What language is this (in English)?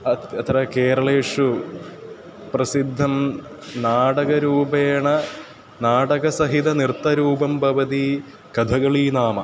Sanskrit